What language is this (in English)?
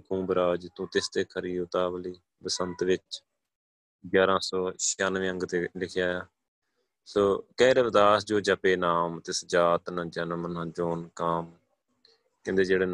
Punjabi